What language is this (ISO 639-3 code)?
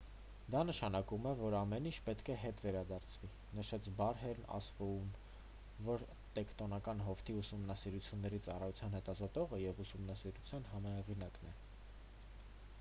hye